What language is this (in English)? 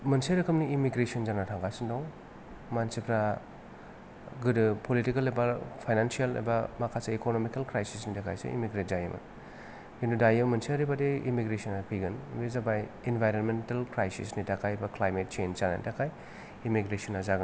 Bodo